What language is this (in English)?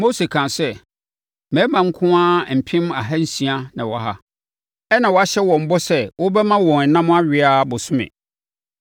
Akan